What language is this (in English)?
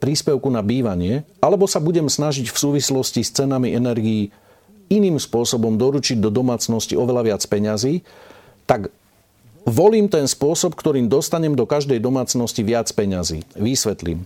Slovak